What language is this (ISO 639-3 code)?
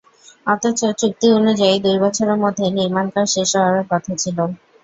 ben